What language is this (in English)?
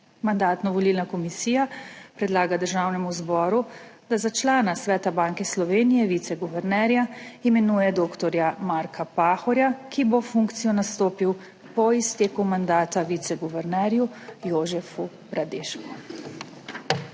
Slovenian